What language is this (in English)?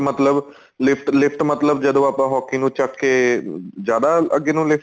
Punjabi